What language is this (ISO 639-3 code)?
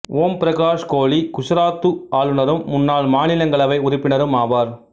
tam